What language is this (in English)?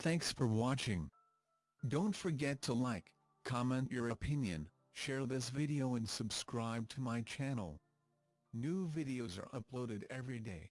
English